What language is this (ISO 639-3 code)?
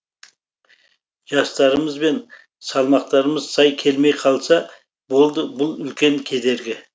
kaz